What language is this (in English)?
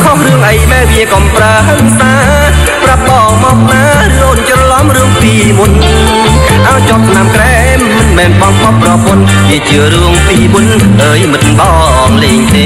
Thai